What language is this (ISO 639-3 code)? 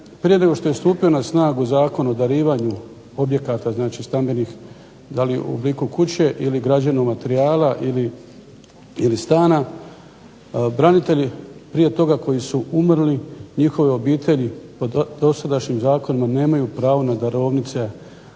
hrv